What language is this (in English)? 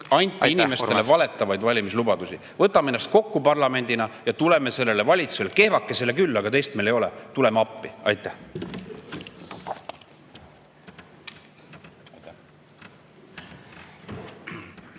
Estonian